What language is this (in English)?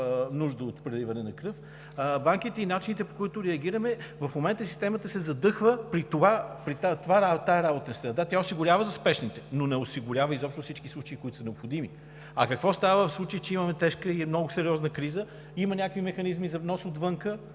Bulgarian